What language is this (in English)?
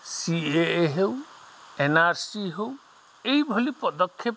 Odia